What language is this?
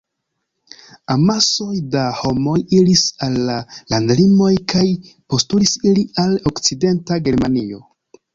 Esperanto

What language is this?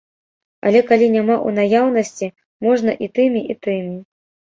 Belarusian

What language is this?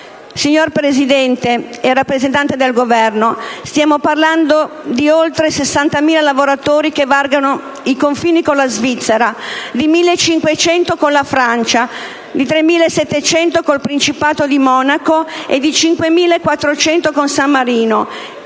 Italian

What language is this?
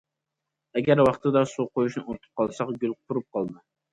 Uyghur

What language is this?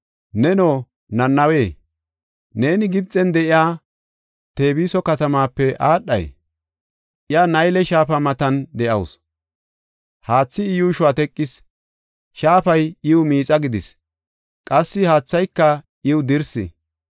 Gofa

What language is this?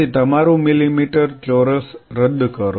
Gujarati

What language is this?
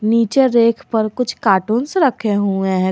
Hindi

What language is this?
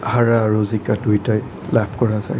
Assamese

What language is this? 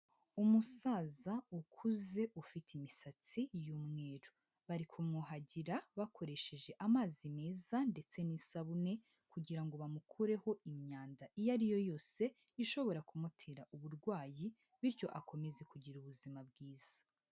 Kinyarwanda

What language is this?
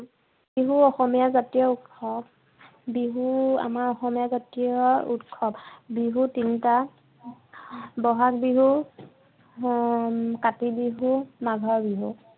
Assamese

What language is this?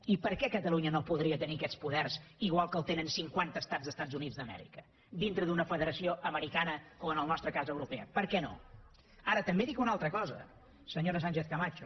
Catalan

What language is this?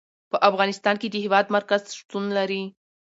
Pashto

